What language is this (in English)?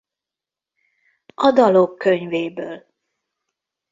Hungarian